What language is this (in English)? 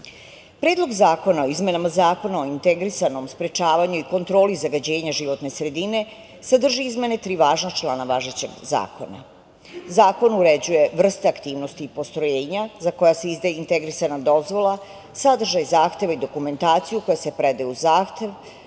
Serbian